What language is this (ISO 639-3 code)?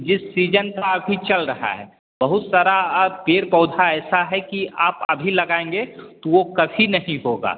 hin